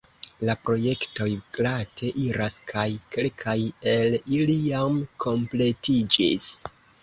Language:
Esperanto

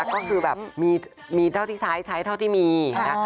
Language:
Thai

